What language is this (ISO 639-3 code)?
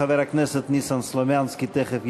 heb